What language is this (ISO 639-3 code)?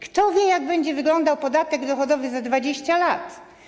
pol